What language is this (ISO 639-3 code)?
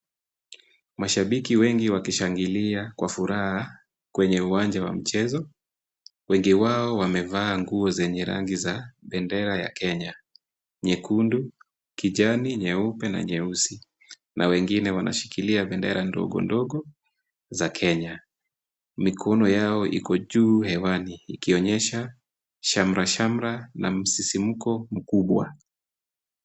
swa